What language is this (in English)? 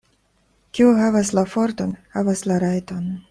Esperanto